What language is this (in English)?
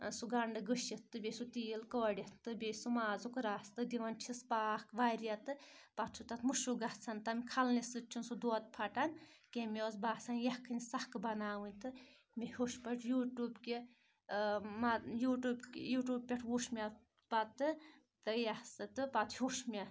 Kashmiri